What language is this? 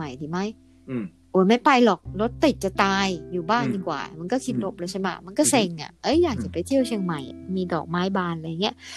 Thai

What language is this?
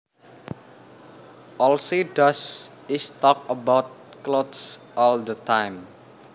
Javanese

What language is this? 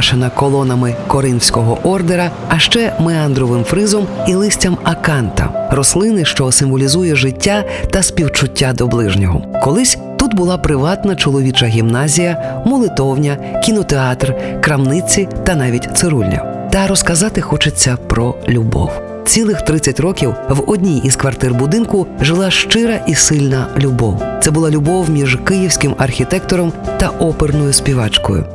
Ukrainian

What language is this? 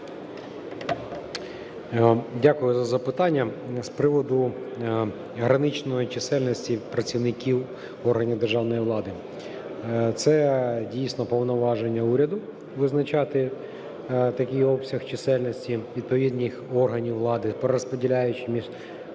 Ukrainian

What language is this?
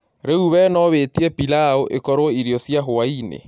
Kikuyu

